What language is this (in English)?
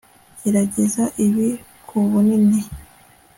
Kinyarwanda